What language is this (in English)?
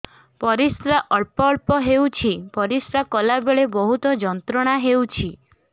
Odia